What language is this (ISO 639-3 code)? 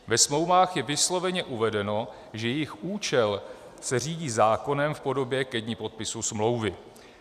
ces